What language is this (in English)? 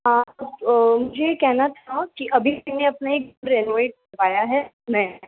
Hindi